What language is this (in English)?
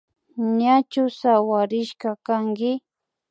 Imbabura Highland Quichua